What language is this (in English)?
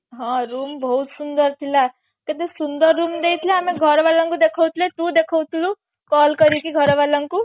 Odia